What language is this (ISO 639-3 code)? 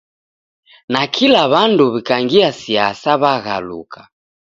dav